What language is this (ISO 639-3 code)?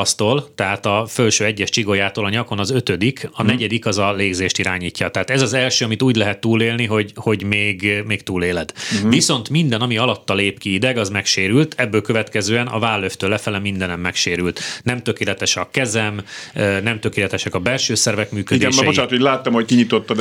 hun